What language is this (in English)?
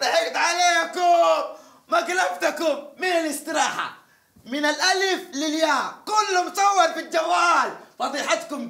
Arabic